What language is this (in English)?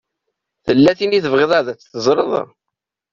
Kabyle